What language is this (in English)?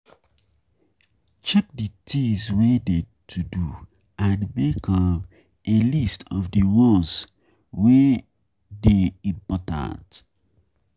Nigerian Pidgin